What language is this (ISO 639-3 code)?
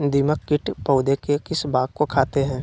mag